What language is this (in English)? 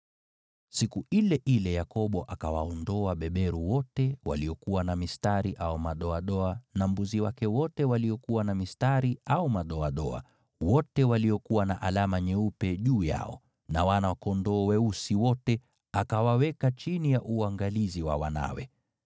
Swahili